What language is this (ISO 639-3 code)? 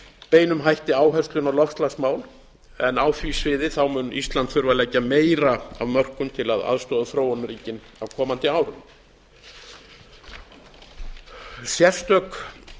isl